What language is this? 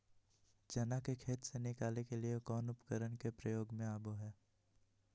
Magahi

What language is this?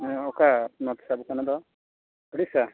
Santali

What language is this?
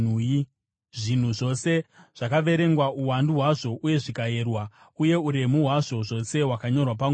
Shona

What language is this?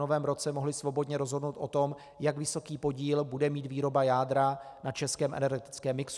Czech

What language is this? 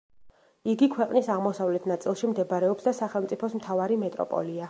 Georgian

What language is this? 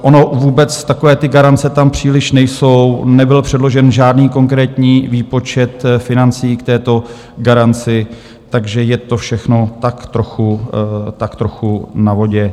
Czech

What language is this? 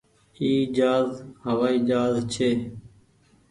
Goaria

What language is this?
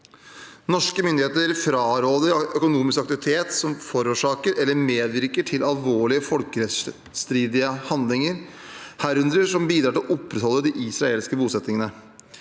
Norwegian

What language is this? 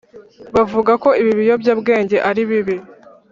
Kinyarwanda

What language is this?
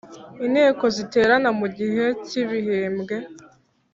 Kinyarwanda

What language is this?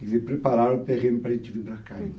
Portuguese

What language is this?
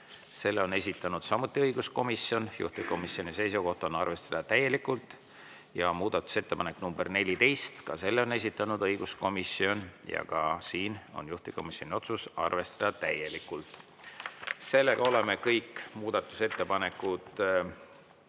Estonian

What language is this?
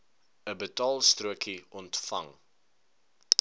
Afrikaans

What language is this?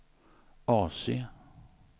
Swedish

